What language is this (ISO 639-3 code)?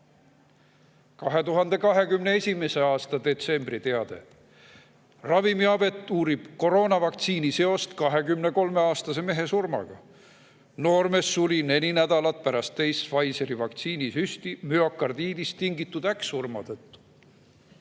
est